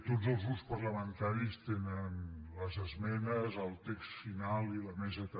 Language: Catalan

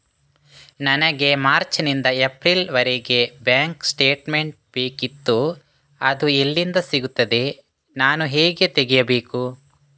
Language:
Kannada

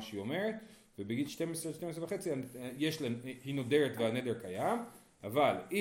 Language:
Hebrew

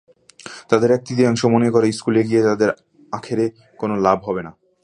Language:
Bangla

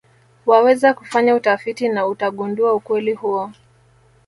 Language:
Swahili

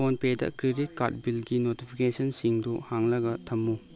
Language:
Manipuri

